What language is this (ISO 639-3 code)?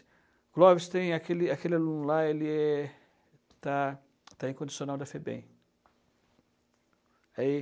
por